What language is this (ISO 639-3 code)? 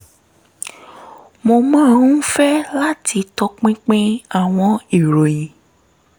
yor